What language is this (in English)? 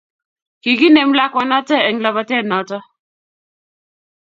Kalenjin